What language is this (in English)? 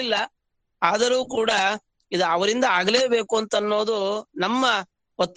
Kannada